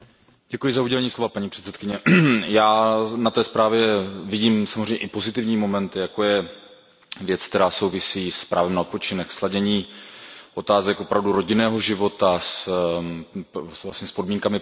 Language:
Czech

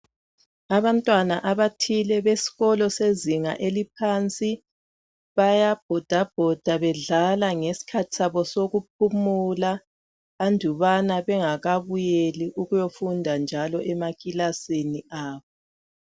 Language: North Ndebele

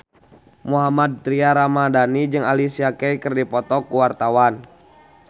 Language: Sundanese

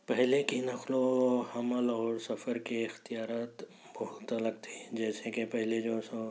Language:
Urdu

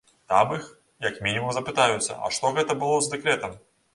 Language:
Belarusian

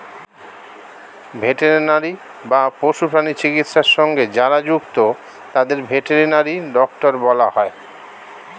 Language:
Bangla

